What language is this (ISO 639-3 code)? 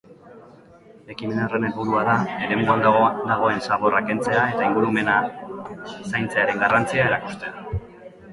eus